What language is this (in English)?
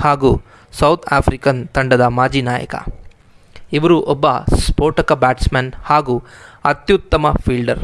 English